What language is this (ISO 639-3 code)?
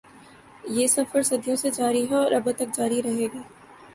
urd